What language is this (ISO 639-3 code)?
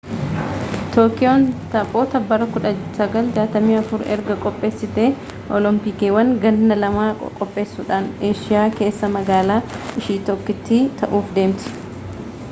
orm